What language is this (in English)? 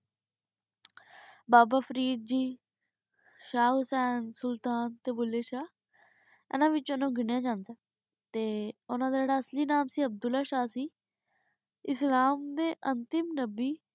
Punjabi